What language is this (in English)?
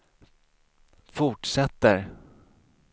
Swedish